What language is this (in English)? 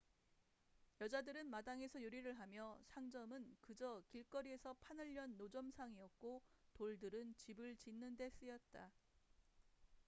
Korean